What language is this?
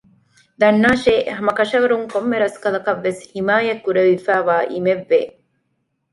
Divehi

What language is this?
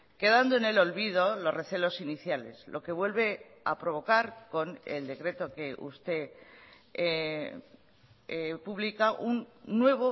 Spanish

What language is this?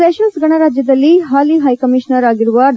Kannada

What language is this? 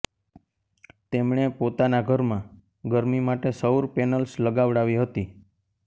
Gujarati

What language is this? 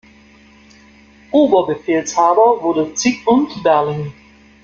German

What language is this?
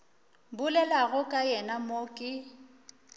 Northern Sotho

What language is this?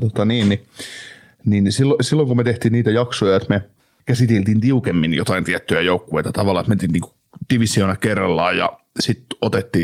Finnish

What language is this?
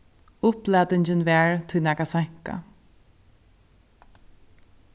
Faroese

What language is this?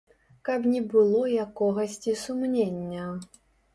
Belarusian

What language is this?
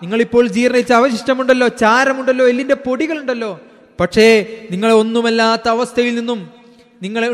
Malayalam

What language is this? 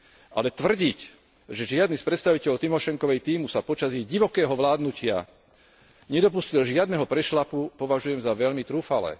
Slovak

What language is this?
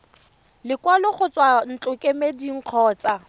Tswana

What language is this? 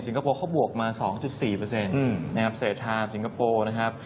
Thai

